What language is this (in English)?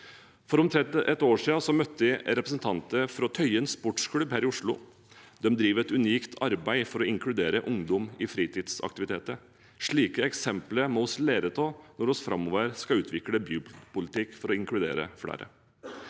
Norwegian